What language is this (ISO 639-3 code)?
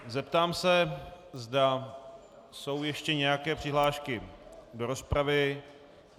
ces